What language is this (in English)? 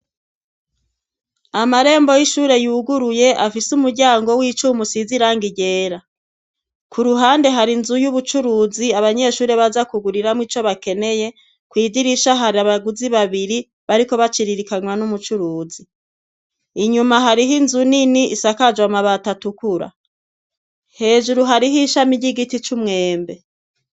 Rundi